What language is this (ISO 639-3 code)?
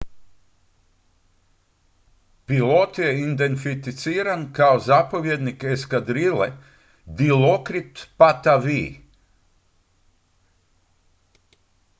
hrv